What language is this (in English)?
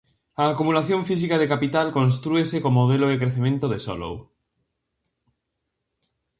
Galician